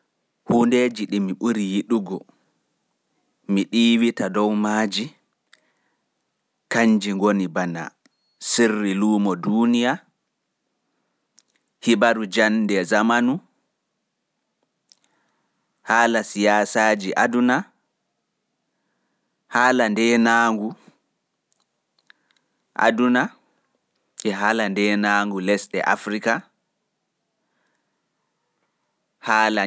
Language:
Fula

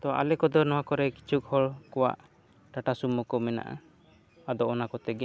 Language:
Santali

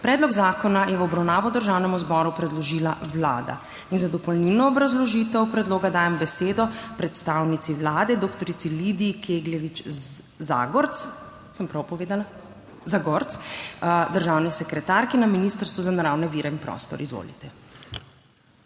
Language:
Slovenian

